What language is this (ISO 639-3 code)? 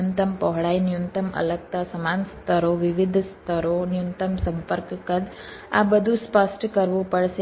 guj